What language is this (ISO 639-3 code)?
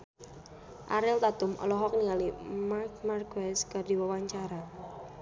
sun